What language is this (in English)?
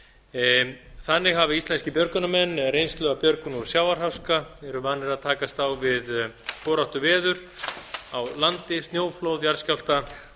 Icelandic